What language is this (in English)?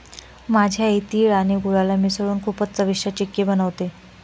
Marathi